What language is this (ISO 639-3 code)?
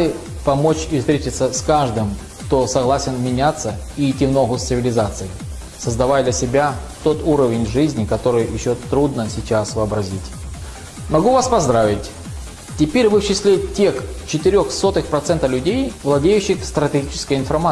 rus